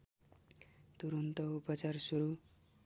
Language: Nepali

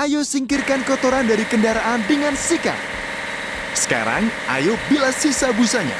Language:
Indonesian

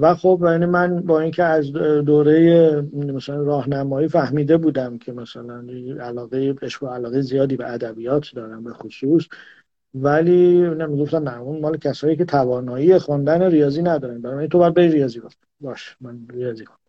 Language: Persian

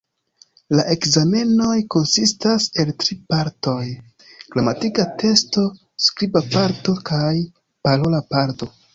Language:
Esperanto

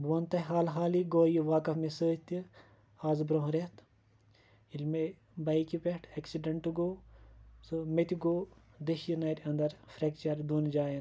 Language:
Kashmiri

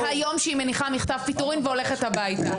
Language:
Hebrew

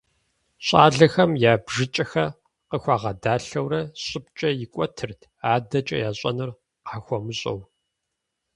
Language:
Kabardian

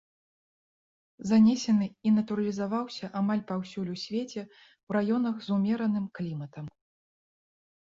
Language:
Belarusian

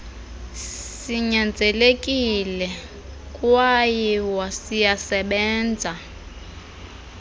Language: Xhosa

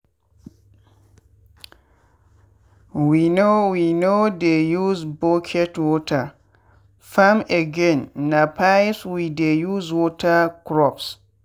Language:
Nigerian Pidgin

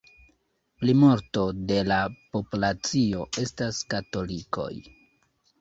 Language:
Esperanto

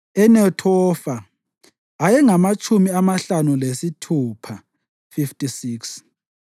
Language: North Ndebele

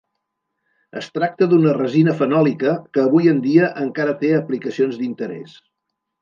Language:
Catalan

